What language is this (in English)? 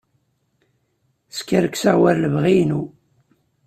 Kabyle